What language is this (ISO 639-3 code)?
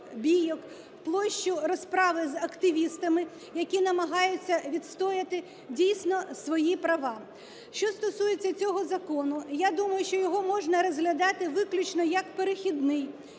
ukr